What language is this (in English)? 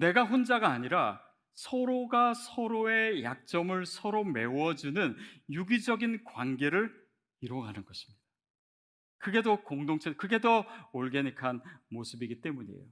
Korean